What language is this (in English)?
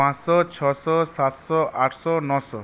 Bangla